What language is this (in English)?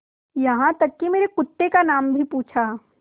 Hindi